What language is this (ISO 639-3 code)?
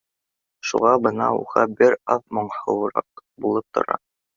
bak